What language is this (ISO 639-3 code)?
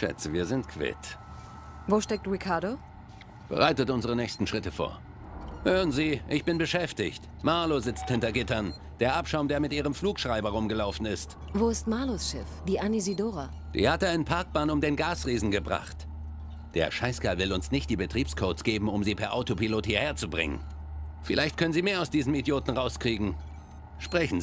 deu